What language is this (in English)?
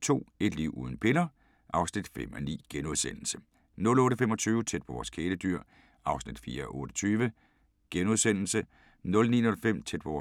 Danish